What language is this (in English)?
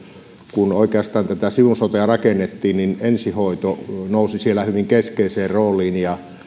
Finnish